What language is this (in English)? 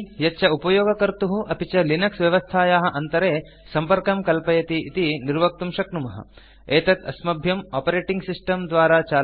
Sanskrit